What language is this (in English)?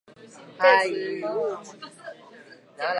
Chinese